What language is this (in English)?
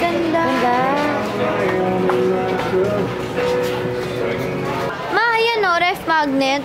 Filipino